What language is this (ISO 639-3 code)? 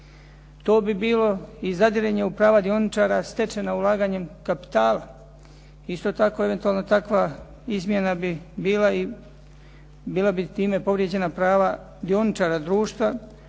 hrv